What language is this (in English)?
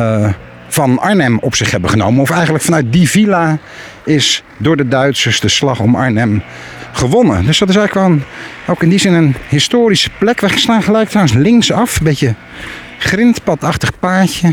Dutch